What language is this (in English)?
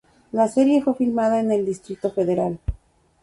Spanish